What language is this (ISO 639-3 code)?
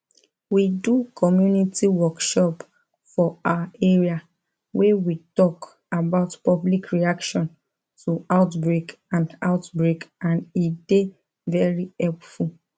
pcm